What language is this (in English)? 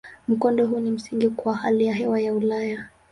Swahili